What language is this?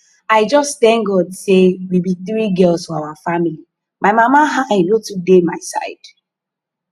Nigerian Pidgin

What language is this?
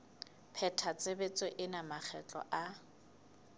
Southern Sotho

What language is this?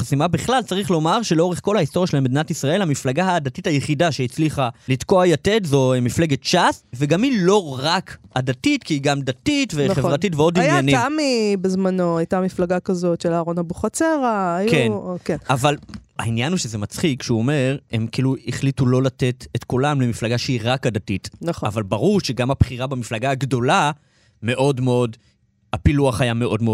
Hebrew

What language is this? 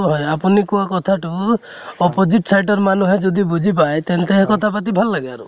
Assamese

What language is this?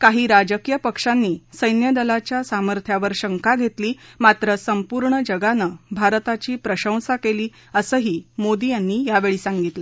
Marathi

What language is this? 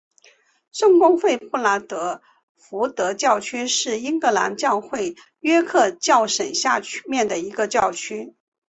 Chinese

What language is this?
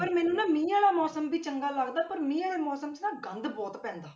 Punjabi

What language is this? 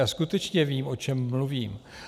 Czech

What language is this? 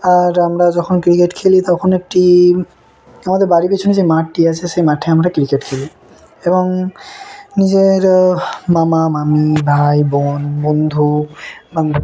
Bangla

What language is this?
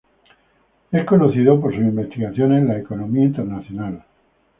Spanish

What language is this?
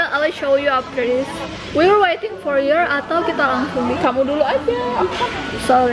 Indonesian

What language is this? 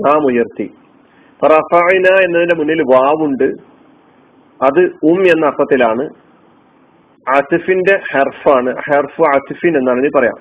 Malayalam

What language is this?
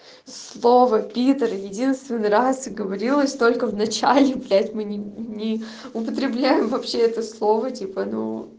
Russian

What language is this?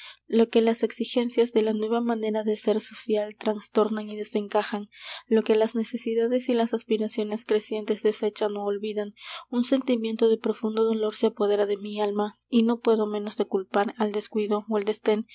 Spanish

